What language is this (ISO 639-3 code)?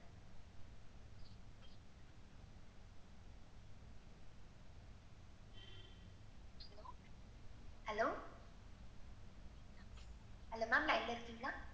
tam